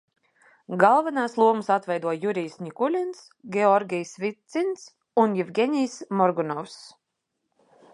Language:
Latvian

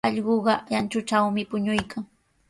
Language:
Sihuas Ancash Quechua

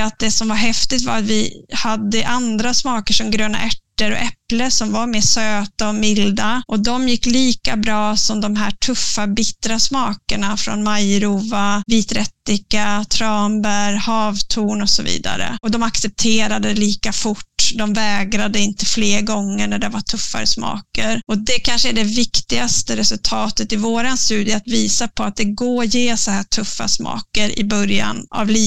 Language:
Swedish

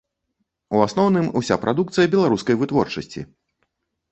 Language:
Belarusian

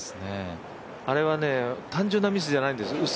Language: Japanese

